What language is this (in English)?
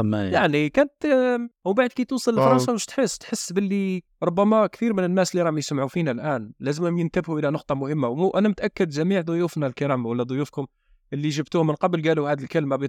Arabic